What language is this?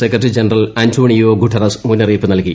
Malayalam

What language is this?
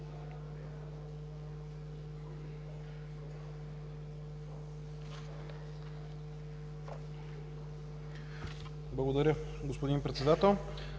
Bulgarian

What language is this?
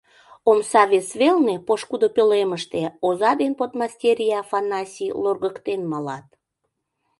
Mari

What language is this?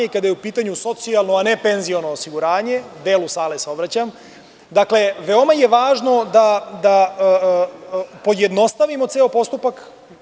Serbian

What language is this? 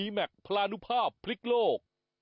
Thai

